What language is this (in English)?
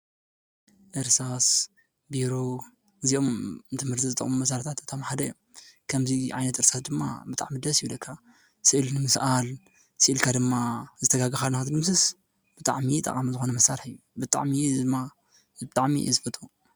Tigrinya